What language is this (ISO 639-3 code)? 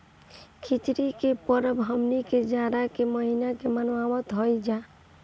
bho